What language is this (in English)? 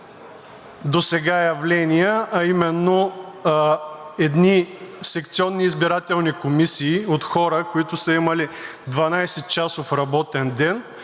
Bulgarian